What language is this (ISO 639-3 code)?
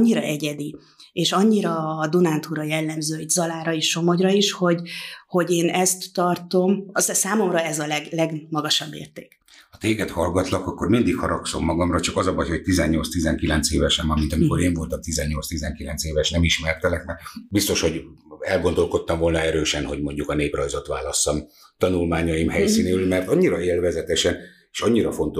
hun